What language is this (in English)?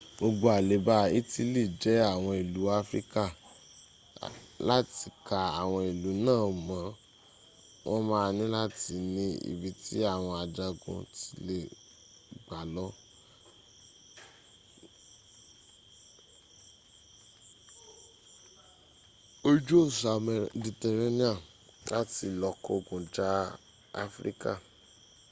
Yoruba